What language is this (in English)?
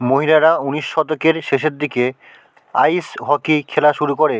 Bangla